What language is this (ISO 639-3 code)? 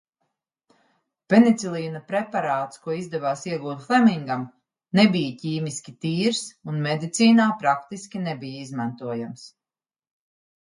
lav